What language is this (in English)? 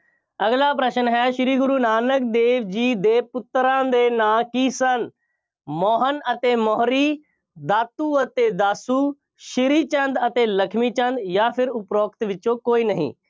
Punjabi